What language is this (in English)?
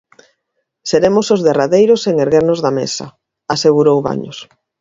Galician